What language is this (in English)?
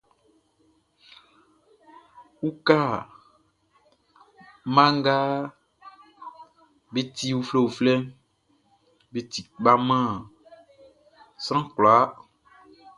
Baoulé